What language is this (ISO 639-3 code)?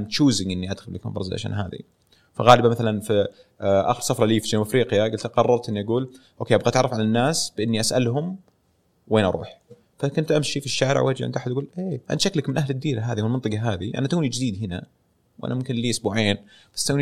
ara